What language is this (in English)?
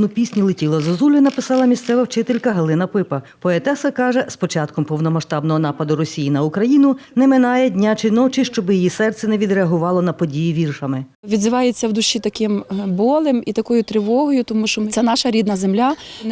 Ukrainian